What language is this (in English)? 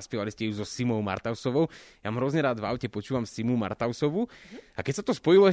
Slovak